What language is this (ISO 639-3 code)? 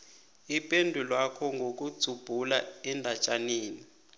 nbl